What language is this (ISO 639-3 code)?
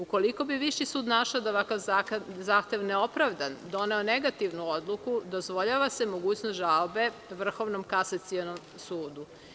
srp